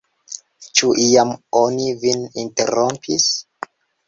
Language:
Esperanto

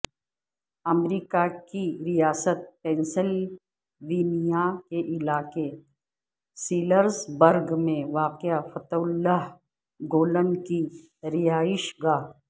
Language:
Urdu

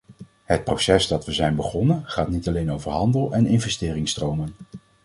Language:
Dutch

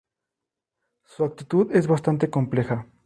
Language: Spanish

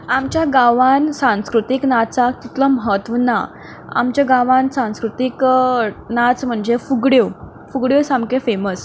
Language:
Konkani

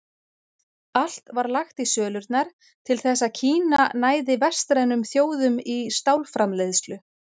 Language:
Icelandic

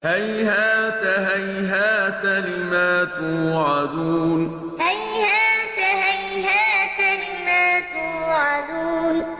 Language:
Arabic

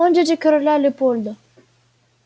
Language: Russian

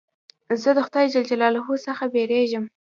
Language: Pashto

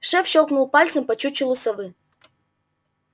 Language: Russian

